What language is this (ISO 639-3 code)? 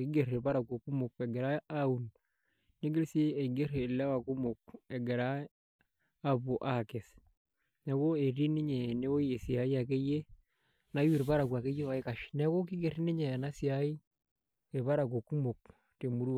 mas